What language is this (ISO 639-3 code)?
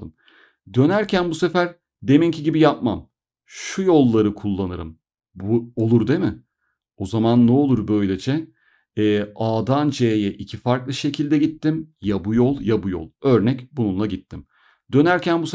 tur